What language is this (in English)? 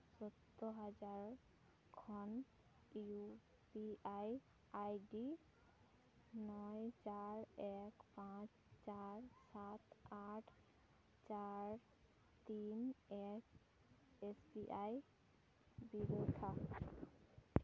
Santali